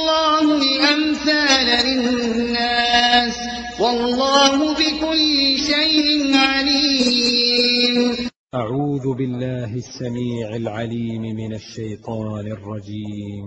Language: Arabic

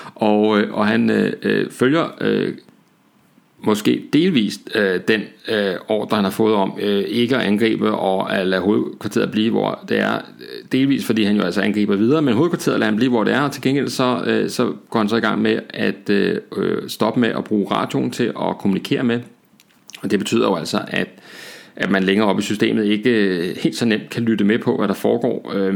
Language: Danish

